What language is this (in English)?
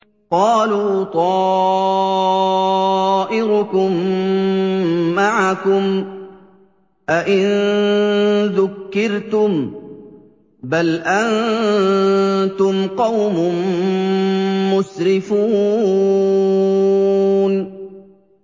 Arabic